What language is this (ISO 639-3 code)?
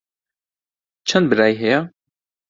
ckb